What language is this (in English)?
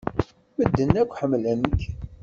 Kabyle